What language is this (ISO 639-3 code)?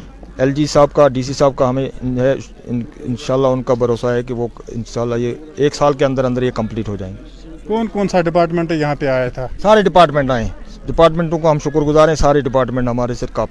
urd